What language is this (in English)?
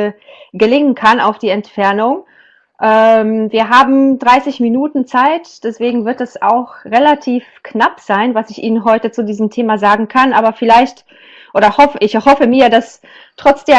German